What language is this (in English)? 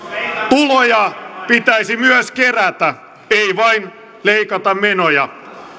Finnish